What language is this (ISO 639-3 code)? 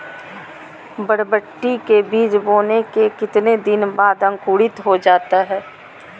mag